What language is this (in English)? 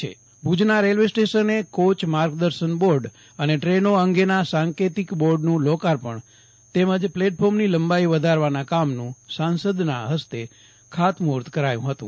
Gujarati